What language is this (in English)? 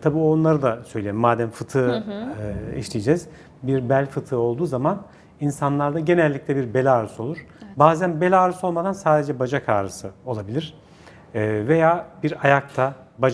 Turkish